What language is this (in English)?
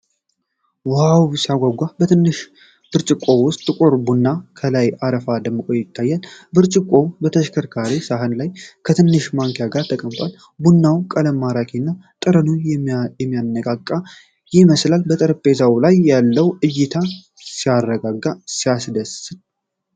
Amharic